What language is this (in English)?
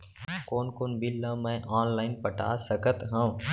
Chhattisgarhi